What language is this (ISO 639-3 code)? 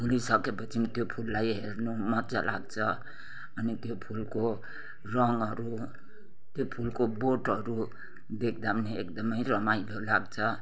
nep